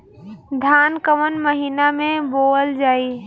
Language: Bhojpuri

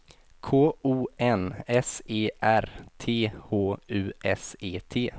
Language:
Swedish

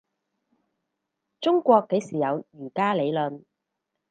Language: Cantonese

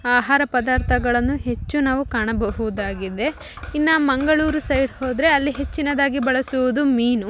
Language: Kannada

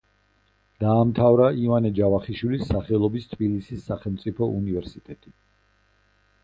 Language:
Georgian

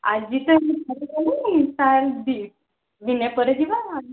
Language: Odia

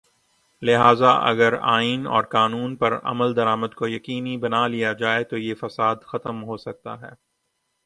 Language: Urdu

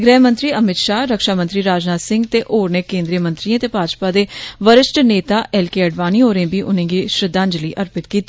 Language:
Dogri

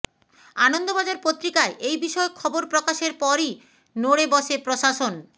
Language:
Bangla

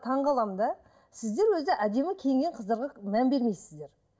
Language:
Kazakh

